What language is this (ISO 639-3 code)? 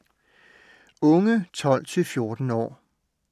dan